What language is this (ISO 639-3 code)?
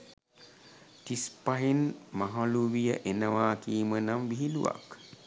sin